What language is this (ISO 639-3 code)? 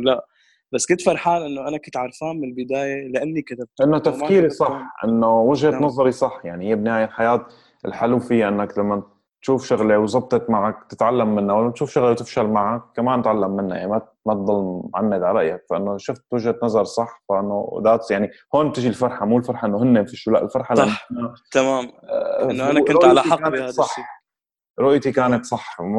ara